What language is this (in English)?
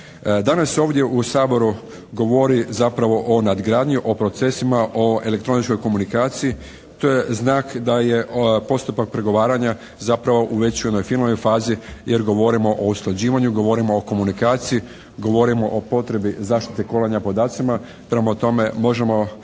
Croatian